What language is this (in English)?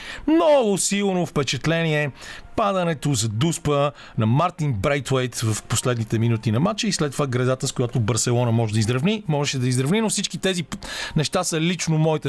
Bulgarian